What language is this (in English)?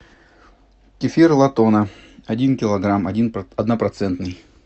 Russian